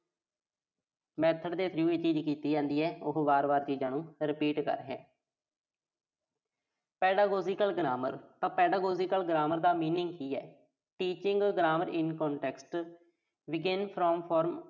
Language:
Punjabi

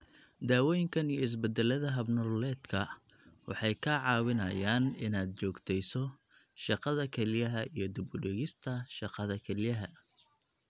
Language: Somali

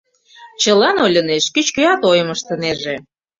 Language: Mari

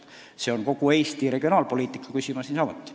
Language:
Estonian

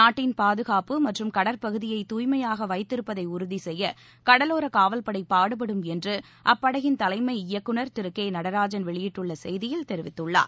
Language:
Tamil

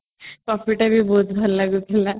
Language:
Odia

